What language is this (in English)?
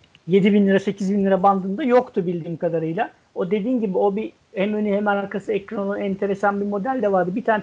Turkish